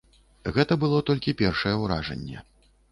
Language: Belarusian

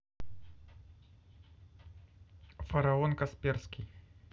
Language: Russian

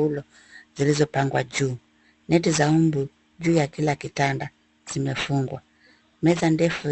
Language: Swahili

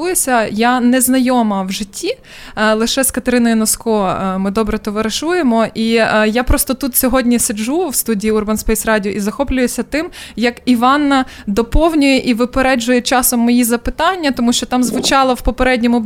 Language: Ukrainian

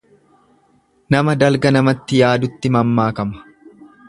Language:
Oromo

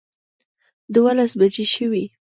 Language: Pashto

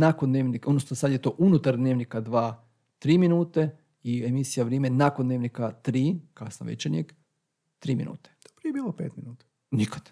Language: Croatian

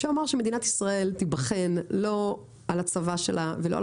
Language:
Hebrew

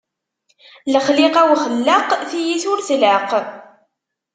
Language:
Kabyle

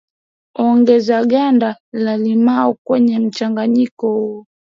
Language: Swahili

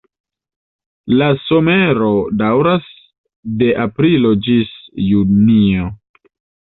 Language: Esperanto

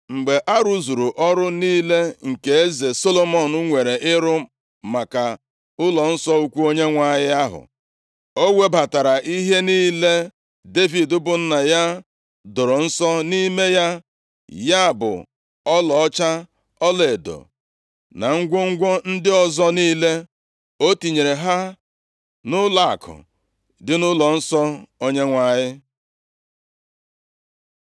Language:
Igbo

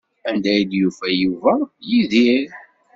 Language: Kabyle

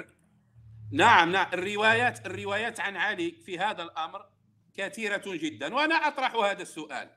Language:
Arabic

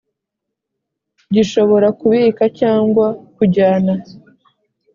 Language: Kinyarwanda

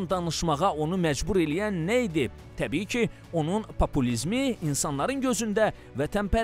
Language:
Turkish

